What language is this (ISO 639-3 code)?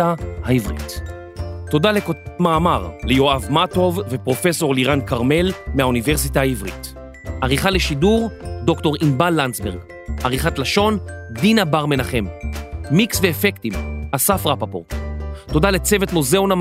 heb